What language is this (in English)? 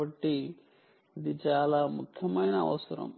Telugu